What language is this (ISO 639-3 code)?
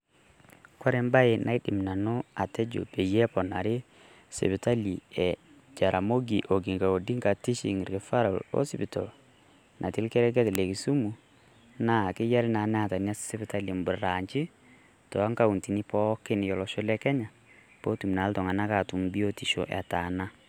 mas